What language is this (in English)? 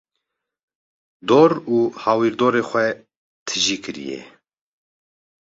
Kurdish